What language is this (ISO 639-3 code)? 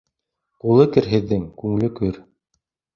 bak